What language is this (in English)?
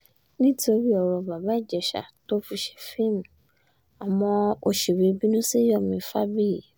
Yoruba